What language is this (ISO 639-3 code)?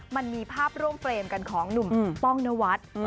tha